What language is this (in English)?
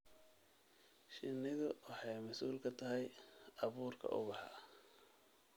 Somali